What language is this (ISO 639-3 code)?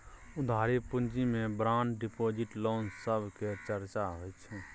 mai